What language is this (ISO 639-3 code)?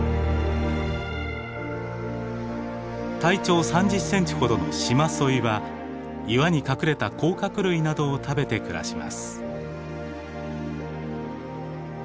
jpn